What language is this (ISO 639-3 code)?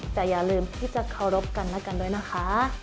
tha